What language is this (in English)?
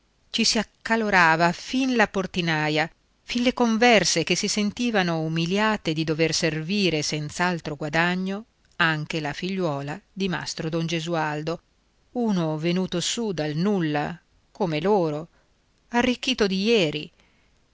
Italian